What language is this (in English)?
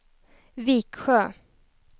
Swedish